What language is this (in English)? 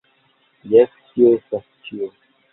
Esperanto